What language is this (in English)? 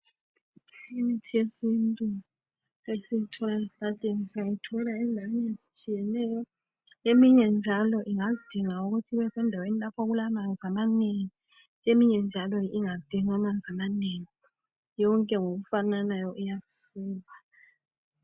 North Ndebele